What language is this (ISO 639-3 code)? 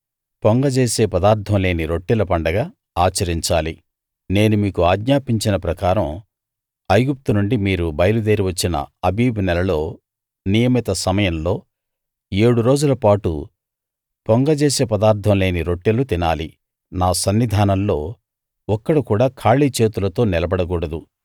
tel